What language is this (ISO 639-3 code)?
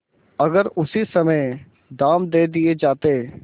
hin